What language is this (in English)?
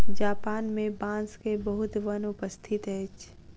Maithili